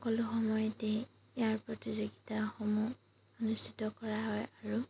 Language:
Assamese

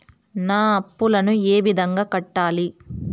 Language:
Telugu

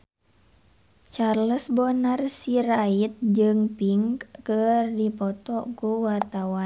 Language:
Sundanese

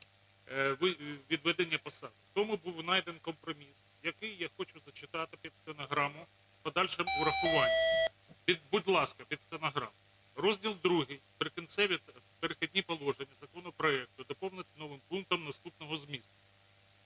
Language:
Ukrainian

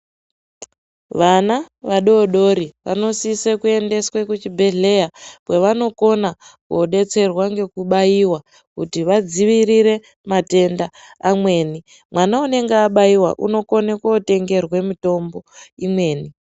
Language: Ndau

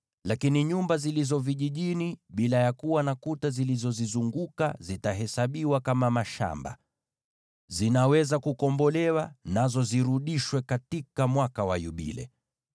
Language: Swahili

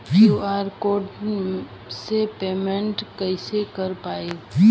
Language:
Bhojpuri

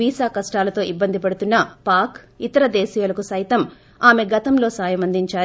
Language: Telugu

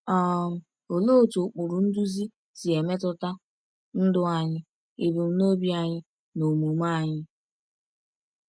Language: Igbo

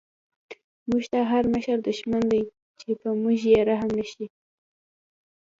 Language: Pashto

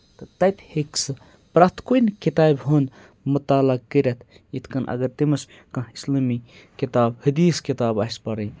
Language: Kashmiri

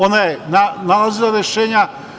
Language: Serbian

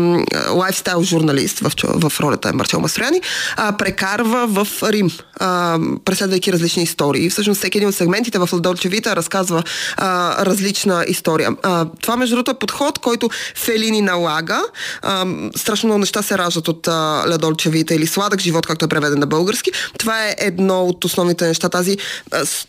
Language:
Bulgarian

